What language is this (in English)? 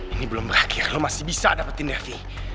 Indonesian